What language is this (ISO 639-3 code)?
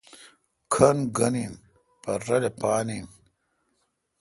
xka